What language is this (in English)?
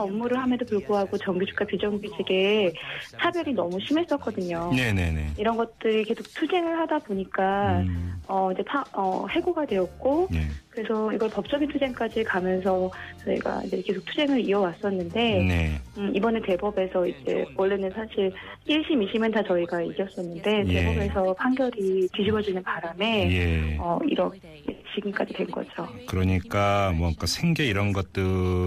Korean